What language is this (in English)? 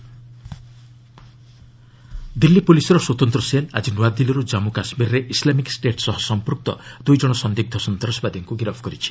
Odia